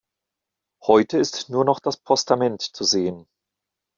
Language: German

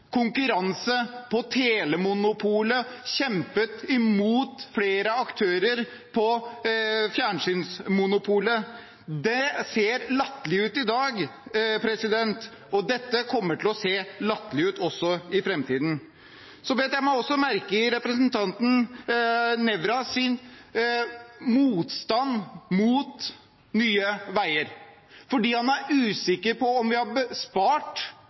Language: Norwegian Bokmål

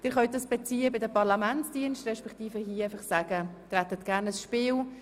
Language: Swiss German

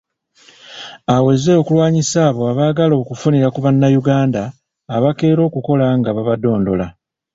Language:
Ganda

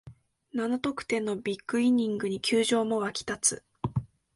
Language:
Japanese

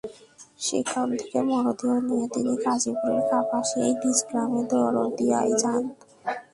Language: Bangla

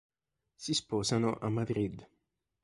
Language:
Italian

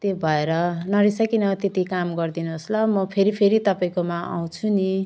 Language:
Nepali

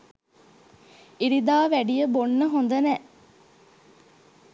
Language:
Sinhala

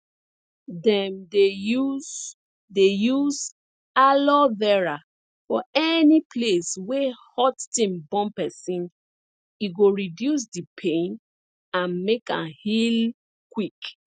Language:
Nigerian Pidgin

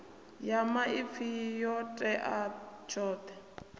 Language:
Venda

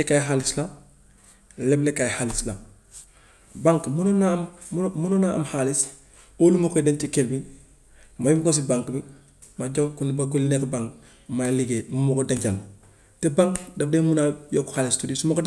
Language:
Gambian Wolof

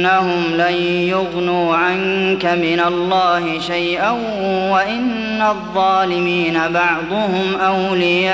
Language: Arabic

